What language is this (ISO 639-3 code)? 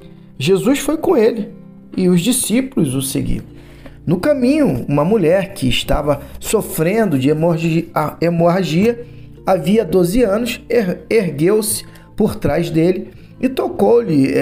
por